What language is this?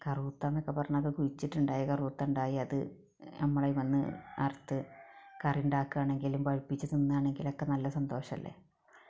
Malayalam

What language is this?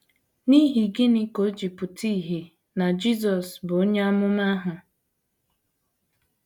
Igbo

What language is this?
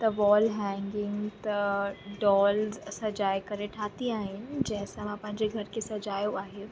Sindhi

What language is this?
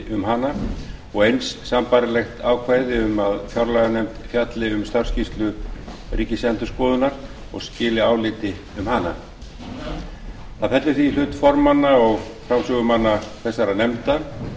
Icelandic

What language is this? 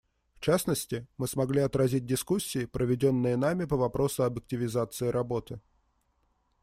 Russian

